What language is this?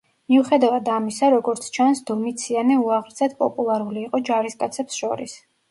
Georgian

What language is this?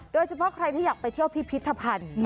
Thai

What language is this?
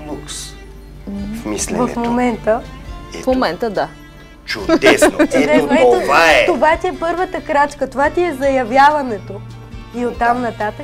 Bulgarian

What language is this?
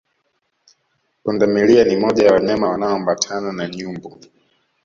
Swahili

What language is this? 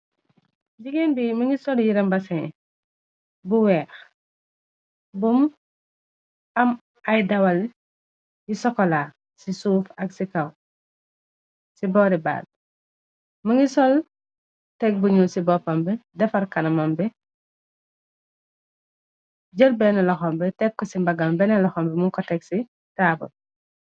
Wolof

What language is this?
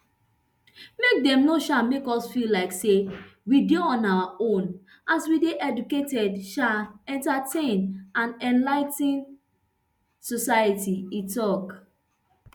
Nigerian Pidgin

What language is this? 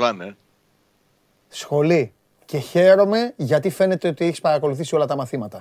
Greek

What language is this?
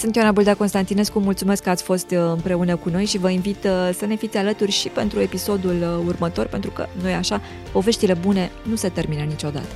Romanian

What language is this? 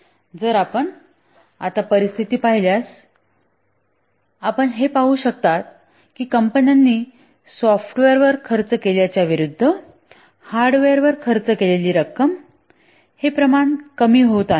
Marathi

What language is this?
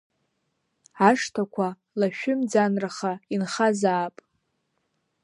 Abkhazian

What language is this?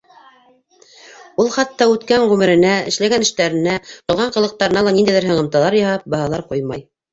Bashkir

